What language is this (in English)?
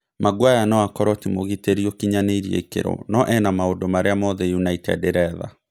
Kikuyu